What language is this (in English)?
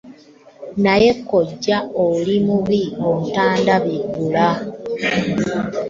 Ganda